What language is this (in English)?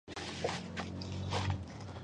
Pashto